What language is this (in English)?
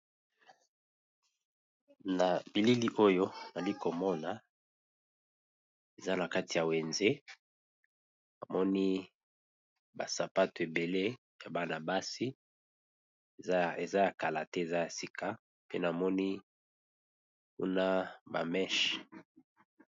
Lingala